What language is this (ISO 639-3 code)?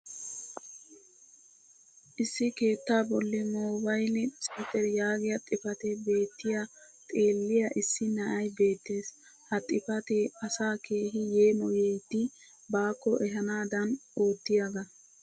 wal